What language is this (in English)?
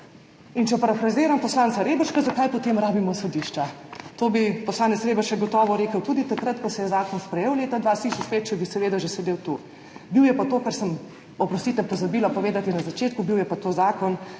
Slovenian